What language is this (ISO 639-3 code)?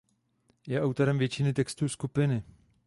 ces